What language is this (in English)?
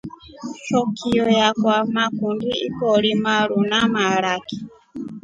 Rombo